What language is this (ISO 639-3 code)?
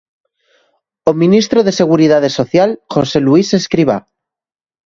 glg